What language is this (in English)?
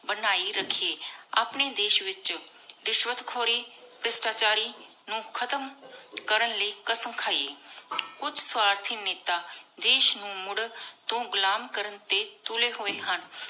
Punjabi